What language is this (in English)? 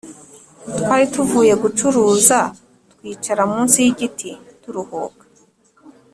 Kinyarwanda